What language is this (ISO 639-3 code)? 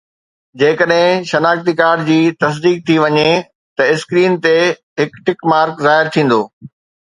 snd